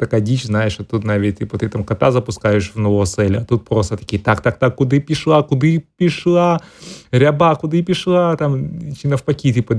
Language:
Ukrainian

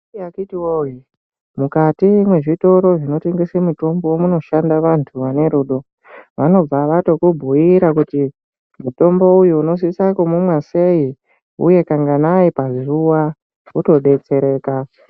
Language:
Ndau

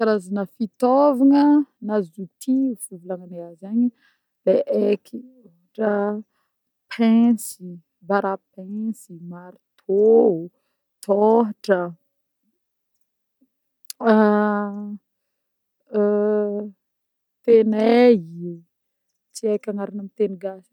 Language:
Northern Betsimisaraka Malagasy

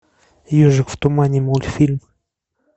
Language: Russian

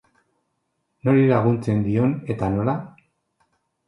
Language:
Basque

